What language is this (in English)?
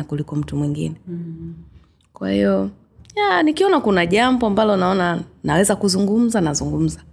Swahili